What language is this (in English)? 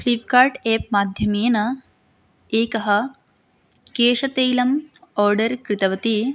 Sanskrit